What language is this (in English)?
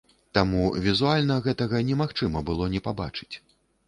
Belarusian